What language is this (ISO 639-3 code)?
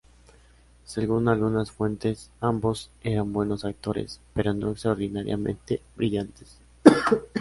spa